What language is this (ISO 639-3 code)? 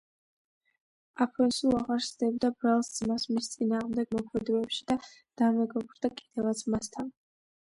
kat